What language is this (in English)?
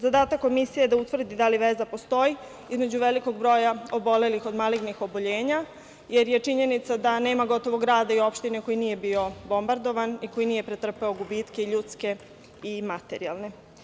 Serbian